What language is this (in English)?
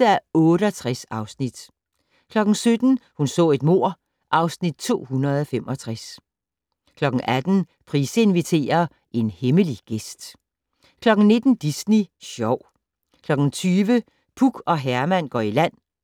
Danish